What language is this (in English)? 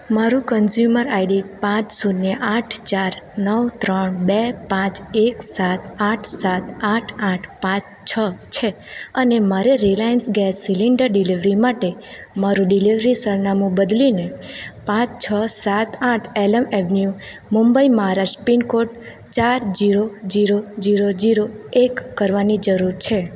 Gujarati